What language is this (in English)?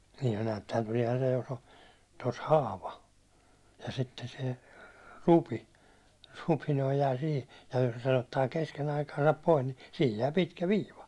Finnish